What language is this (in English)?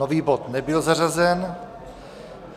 Czech